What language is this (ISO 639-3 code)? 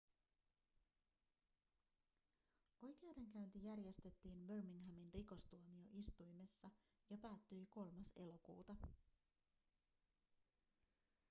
fin